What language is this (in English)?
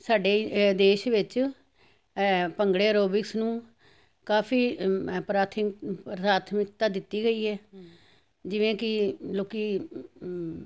Punjabi